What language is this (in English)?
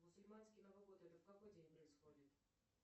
Russian